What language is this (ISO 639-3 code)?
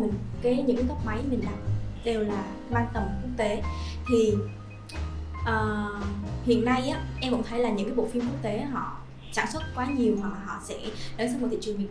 vie